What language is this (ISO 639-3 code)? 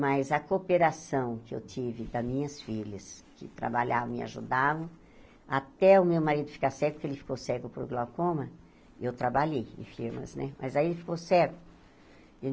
por